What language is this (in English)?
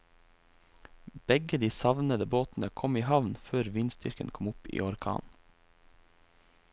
Norwegian